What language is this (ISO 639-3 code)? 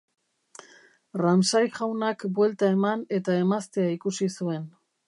eus